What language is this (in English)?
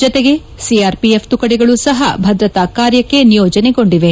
Kannada